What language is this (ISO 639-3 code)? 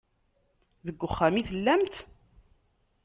kab